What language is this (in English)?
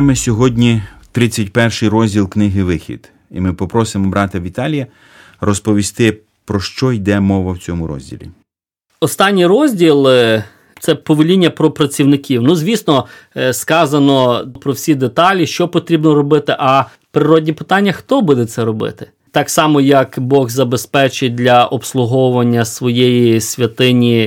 Ukrainian